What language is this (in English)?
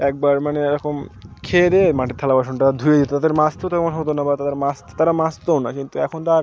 Bangla